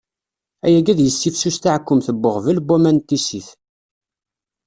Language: Kabyle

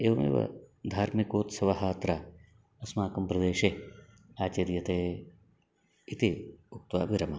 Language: Sanskrit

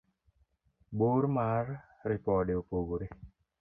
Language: Luo (Kenya and Tanzania)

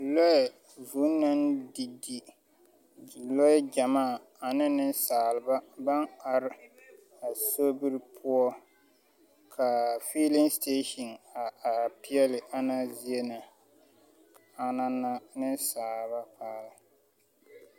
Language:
Southern Dagaare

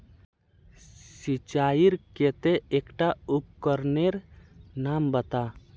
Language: Magahi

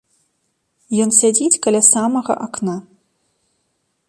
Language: Belarusian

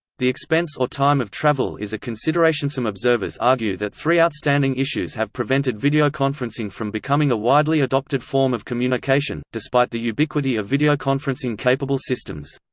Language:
English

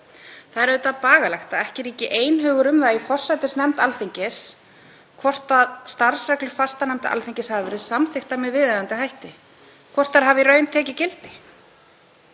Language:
Icelandic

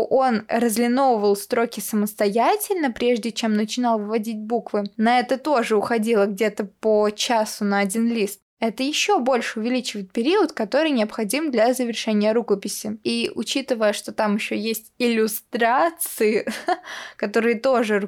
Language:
Russian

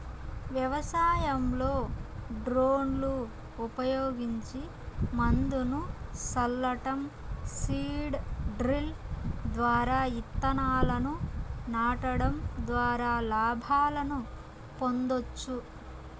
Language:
Telugu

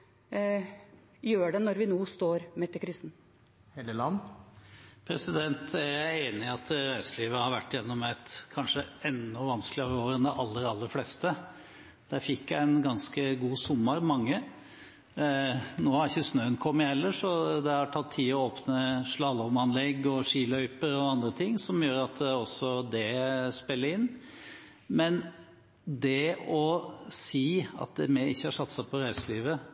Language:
Norwegian Bokmål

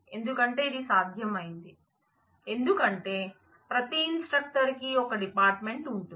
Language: Telugu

